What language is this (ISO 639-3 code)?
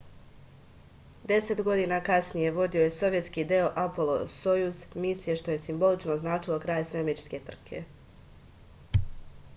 srp